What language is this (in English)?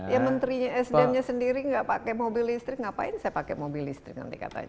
Indonesian